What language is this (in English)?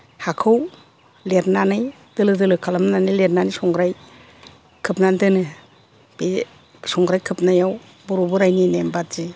Bodo